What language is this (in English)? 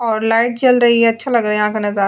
Hindi